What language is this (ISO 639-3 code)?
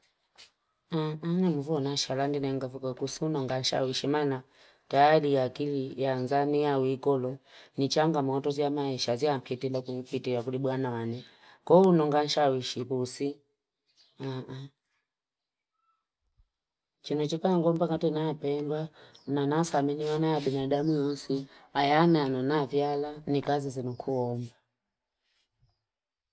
fip